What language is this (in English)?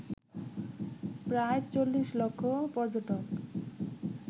Bangla